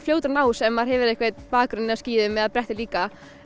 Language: Icelandic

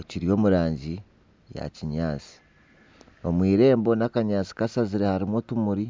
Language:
Nyankole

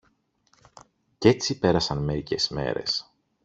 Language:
Greek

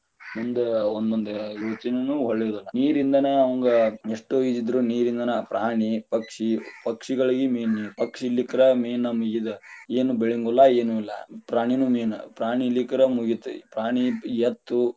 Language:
Kannada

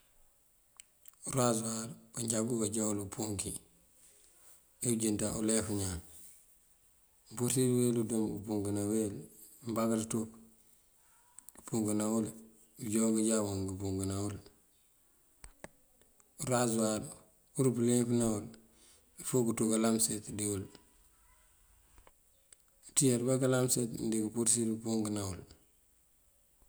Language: Mandjak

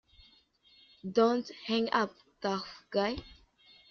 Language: English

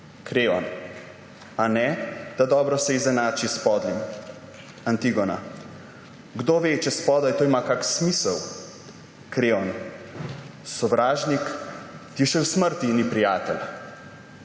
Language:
Slovenian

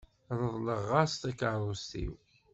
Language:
Kabyle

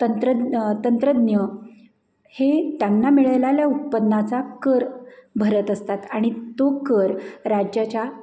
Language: Marathi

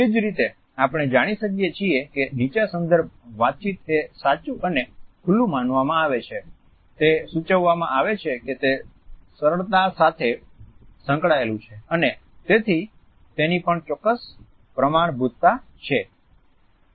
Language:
Gujarati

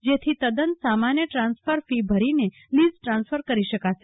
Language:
Gujarati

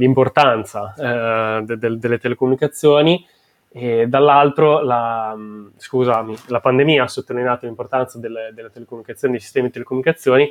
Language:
Italian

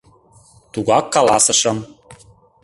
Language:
Mari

